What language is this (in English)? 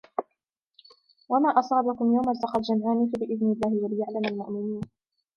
Arabic